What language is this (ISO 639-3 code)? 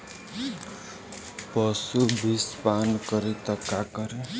bho